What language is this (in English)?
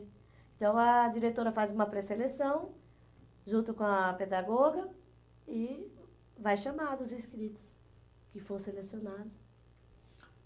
Portuguese